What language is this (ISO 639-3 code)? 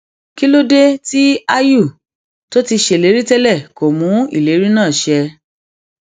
yor